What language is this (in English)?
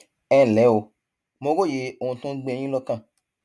Yoruba